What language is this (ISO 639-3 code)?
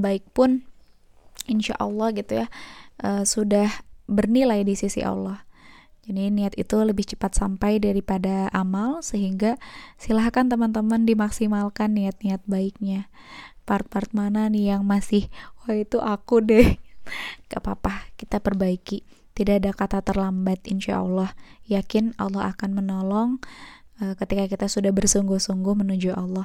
ind